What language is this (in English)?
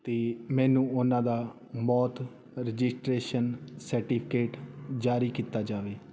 Punjabi